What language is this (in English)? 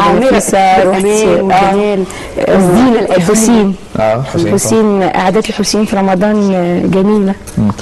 Arabic